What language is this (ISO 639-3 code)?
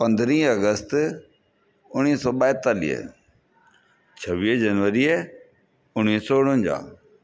snd